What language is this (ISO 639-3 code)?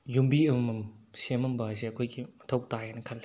mni